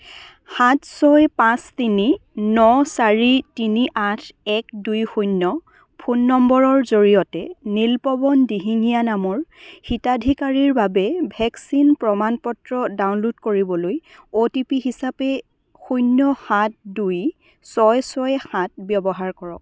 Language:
Assamese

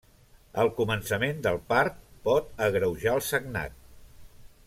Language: Catalan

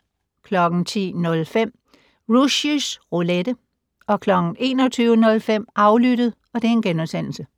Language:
Danish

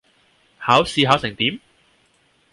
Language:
Cantonese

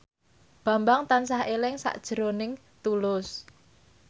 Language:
Javanese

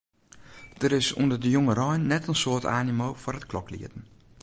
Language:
Western Frisian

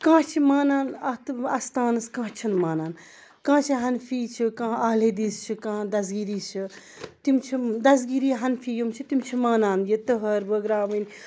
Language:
Kashmiri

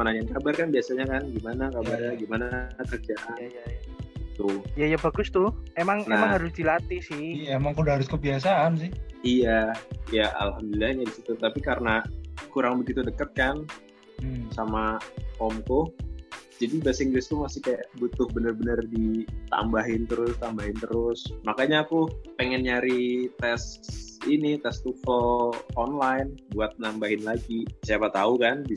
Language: Indonesian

